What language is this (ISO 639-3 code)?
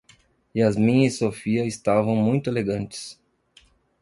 por